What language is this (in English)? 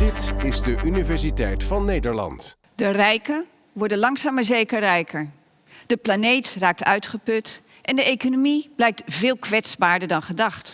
Dutch